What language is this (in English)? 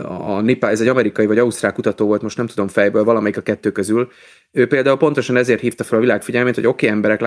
Hungarian